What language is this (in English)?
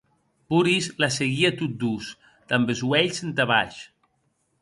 Occitan